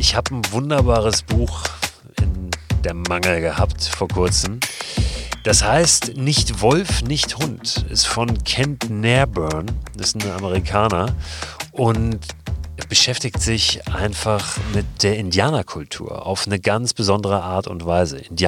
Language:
German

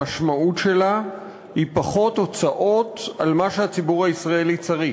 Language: Hebrew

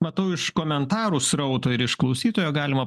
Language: Lithuanian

